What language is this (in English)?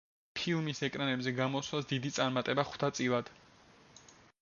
Georgian